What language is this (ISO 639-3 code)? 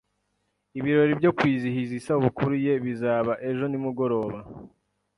kin